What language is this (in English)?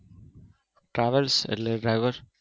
Gujarati